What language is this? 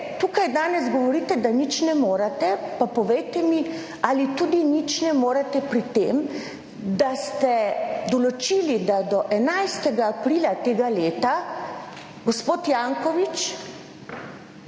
Slovenian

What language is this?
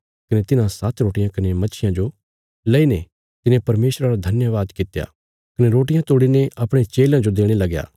Bilaspuri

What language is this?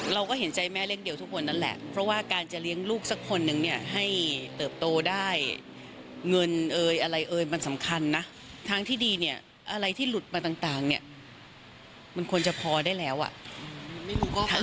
Thai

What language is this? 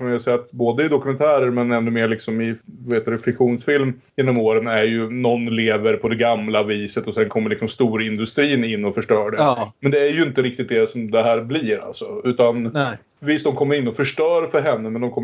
Swedish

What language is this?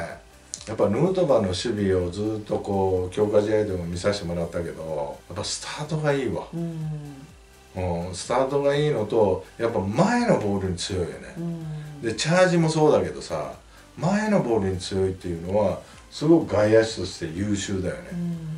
Japanese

